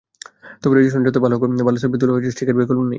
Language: Bangla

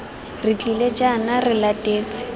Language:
Tswana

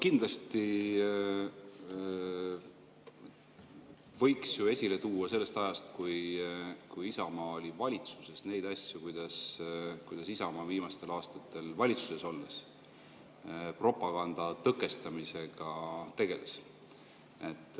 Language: Estonian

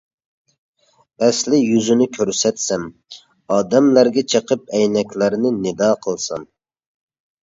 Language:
Uyghur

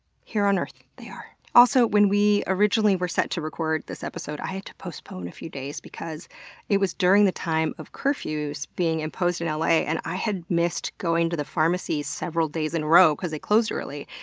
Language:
English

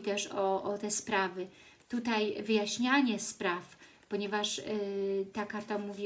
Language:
Polish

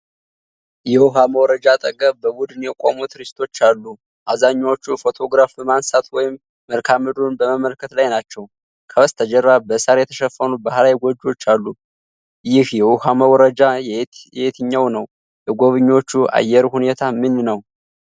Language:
Amharic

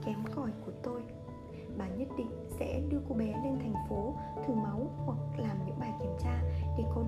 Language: Vietnamese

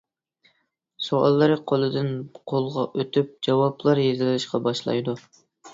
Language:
Uyghur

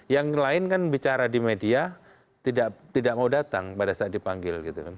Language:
Indonesian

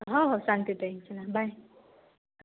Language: Marathi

